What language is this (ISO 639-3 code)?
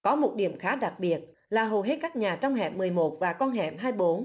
vie